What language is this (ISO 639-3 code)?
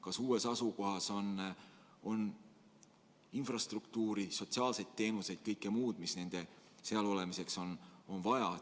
est